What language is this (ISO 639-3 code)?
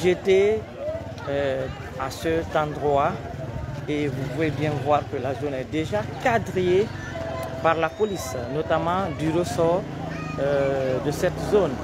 fra